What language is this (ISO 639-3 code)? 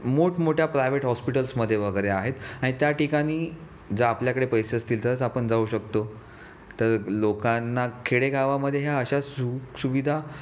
mar